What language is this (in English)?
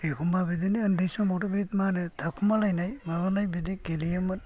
Bodo